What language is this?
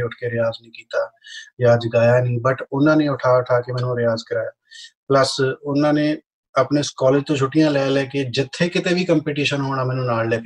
Punjabi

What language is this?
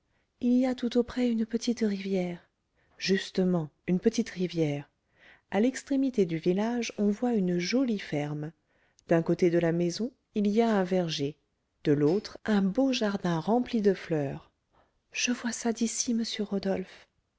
French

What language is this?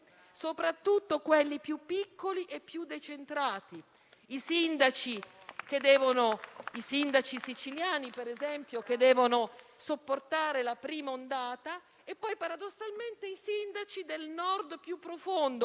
Italian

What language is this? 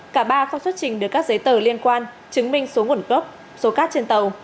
Vietnamese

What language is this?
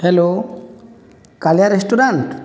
Odia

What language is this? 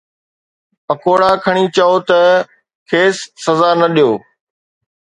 Sindhi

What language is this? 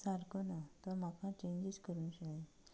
Konkani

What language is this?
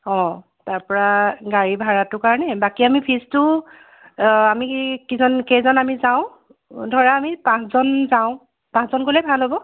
Assamese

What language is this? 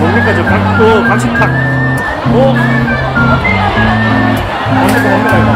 Korean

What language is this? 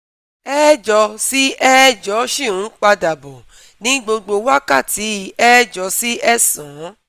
Yoruba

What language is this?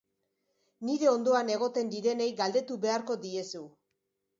Basque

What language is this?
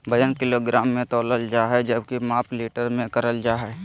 Magahi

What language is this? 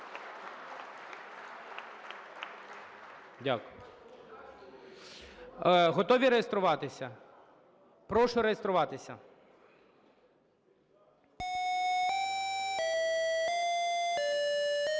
Ukrainian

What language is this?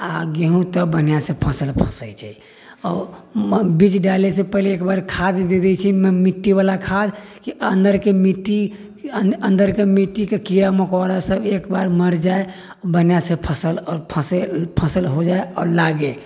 Maithili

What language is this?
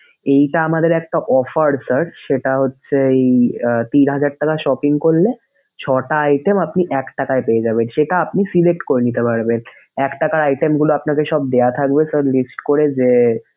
Bangla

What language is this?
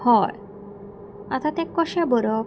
Konkani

